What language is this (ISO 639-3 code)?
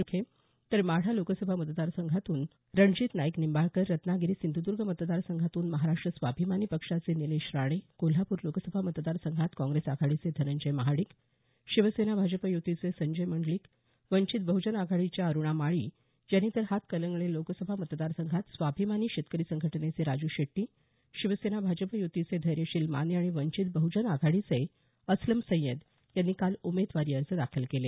mar